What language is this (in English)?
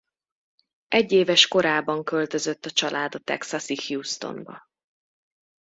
Hungarian